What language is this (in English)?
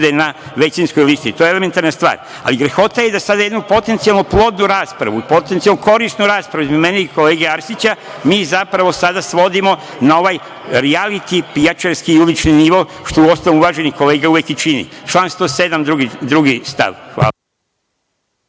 Serbian